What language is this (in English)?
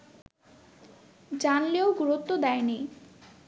Bangla